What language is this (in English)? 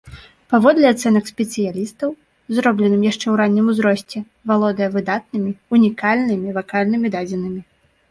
Belarusian